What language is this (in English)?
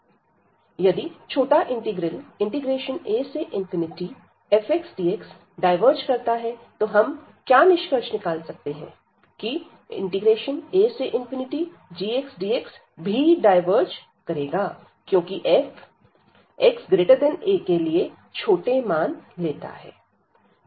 Hindi